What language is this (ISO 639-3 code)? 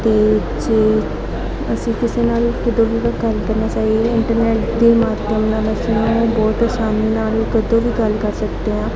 pan